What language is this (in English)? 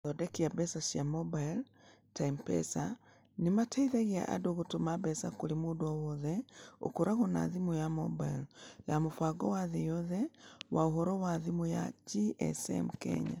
Kikuyu